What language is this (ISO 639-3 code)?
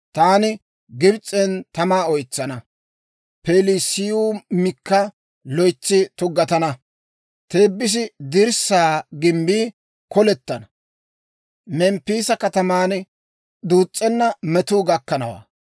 dwr